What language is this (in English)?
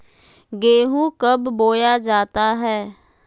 Magahi